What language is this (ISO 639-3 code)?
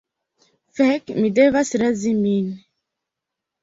epo